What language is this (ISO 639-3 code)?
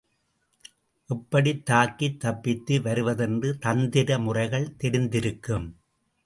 tam